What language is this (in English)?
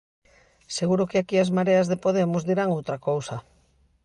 Galician